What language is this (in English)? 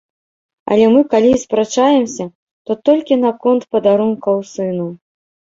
Belarusian